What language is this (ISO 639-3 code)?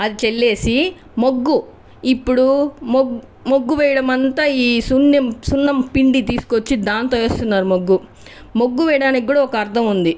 tel